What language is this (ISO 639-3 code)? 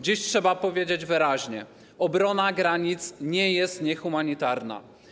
pol